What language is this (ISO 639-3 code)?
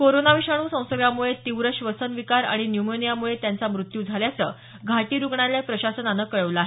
mar